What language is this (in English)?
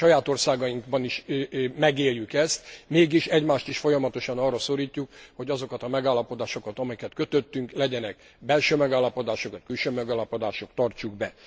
Hungarian